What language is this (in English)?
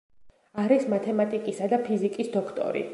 Georgian